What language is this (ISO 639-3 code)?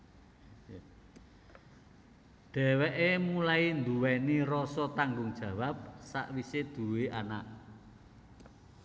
jav